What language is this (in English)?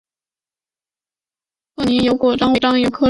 Chinese